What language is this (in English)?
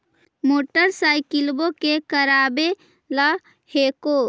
Magahi